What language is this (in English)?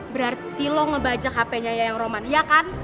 Indonesian